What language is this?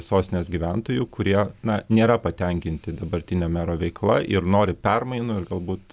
Lithuanian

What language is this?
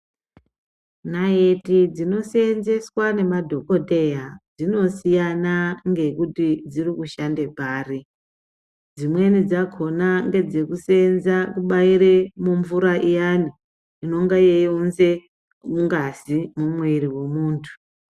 Ndau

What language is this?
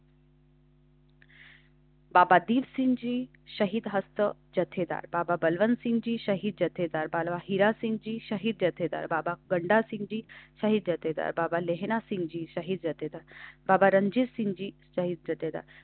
Marathi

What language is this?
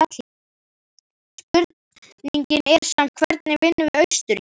Icelandic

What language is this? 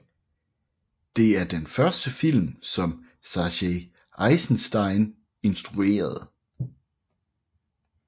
Danish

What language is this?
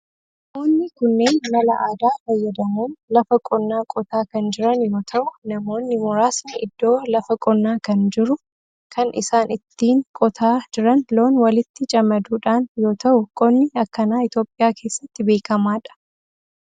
Oromo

